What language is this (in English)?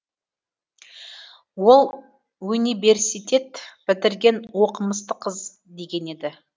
Kazakh